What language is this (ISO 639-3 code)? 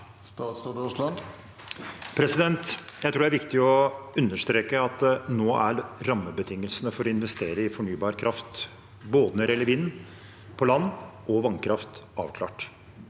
nor